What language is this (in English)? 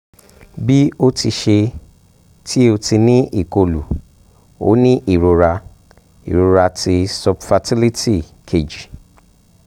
Yoruba